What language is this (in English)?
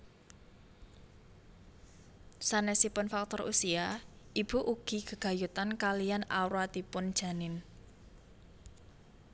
Javanese